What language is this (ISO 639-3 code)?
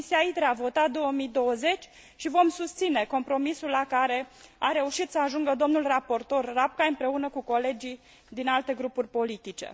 ron